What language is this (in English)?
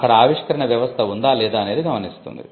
Telugu